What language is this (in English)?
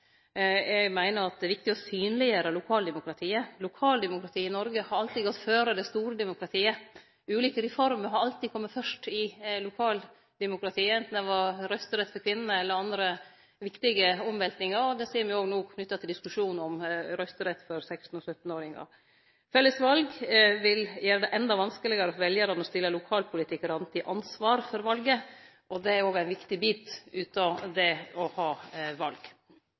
Norwegian Nynorsk